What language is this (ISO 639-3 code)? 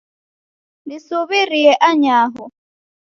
dav